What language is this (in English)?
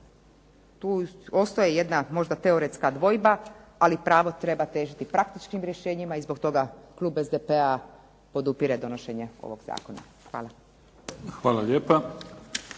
Croatian